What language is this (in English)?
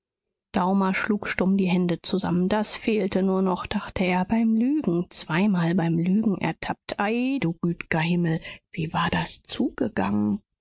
German